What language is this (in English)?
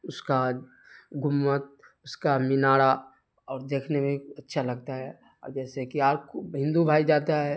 Urdu